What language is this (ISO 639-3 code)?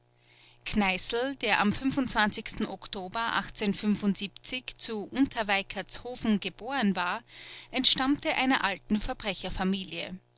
deu